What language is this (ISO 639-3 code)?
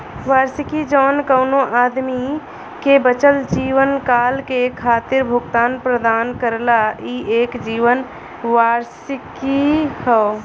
bho